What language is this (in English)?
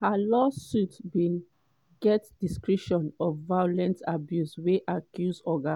Nigerian Pidgin